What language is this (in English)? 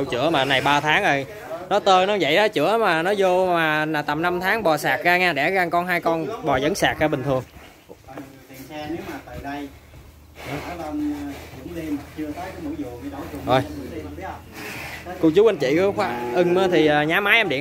Vietnamese